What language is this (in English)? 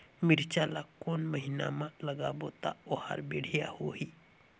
Chhattisgarhi